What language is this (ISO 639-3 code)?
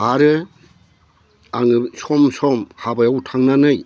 brx